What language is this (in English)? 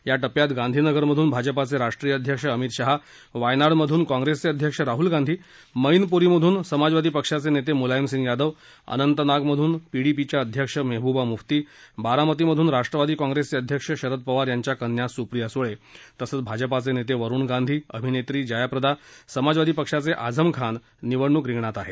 Marathi